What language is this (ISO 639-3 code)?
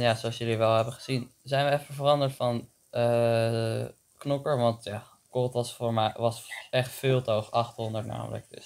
nld